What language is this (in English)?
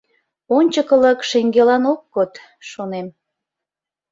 Mari